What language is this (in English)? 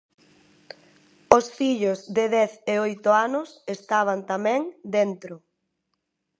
Galician